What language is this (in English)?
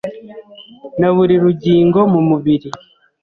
Kinyarwanda